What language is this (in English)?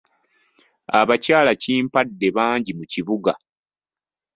Ganda